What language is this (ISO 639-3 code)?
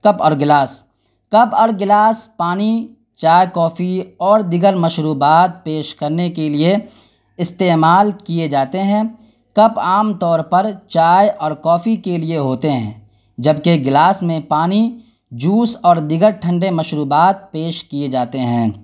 urd